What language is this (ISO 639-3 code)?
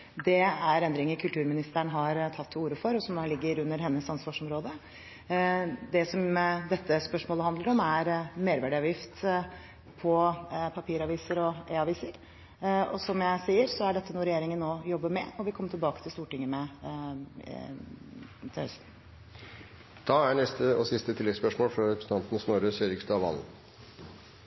nor